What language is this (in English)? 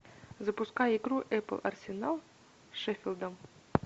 Russian